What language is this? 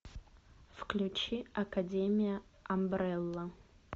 Russian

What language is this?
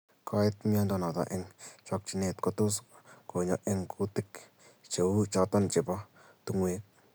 Kalenjin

